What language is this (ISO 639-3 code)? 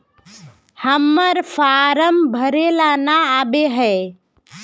mag